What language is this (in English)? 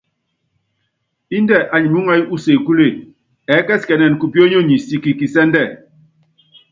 Yangben